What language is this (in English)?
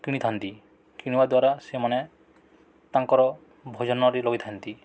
Odia